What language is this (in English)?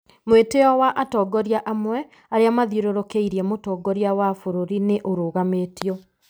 Kikuyu